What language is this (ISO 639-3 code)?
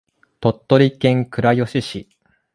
jpn